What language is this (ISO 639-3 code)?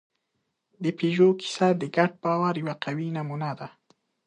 pus